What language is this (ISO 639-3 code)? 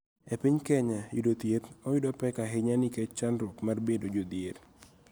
luo